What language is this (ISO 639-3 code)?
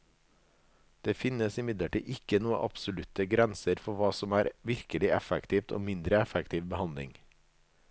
nor